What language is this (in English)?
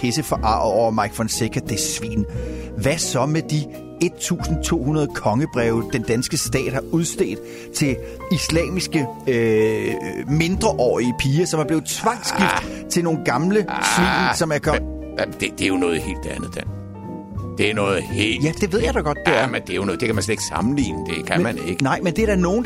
Danish